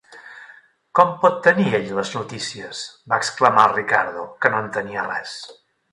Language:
Catalan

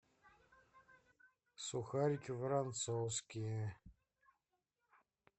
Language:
Russian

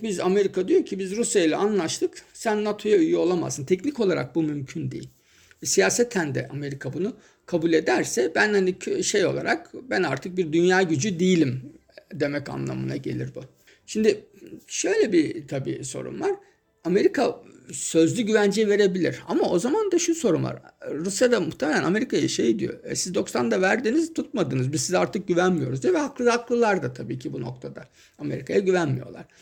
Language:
Turkish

